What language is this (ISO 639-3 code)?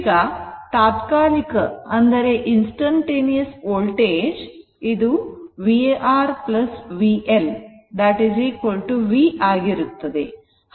kan